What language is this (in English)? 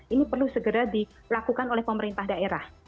Indonesian